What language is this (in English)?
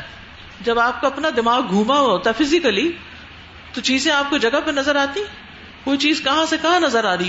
Urdu